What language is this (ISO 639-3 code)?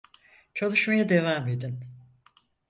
tur